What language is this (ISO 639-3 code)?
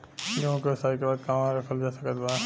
bho